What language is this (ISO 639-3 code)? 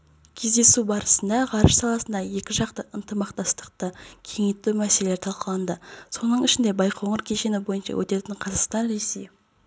kaz